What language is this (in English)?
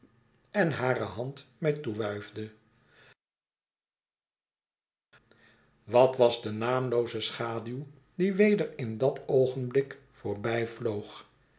Dutch